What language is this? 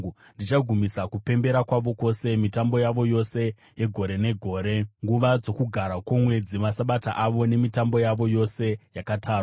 Shona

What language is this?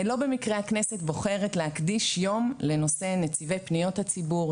Hebrew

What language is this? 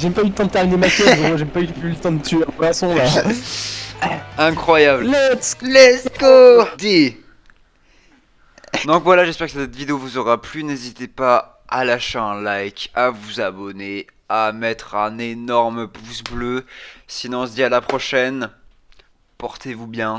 French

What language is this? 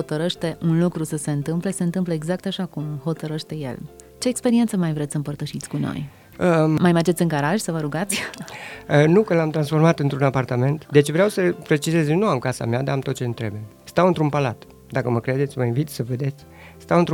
Romanian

